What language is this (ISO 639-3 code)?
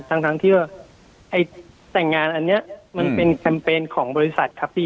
tha